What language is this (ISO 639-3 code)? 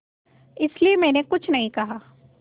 hin